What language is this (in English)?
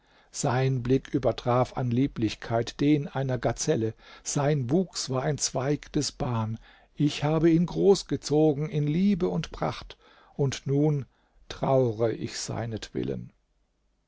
German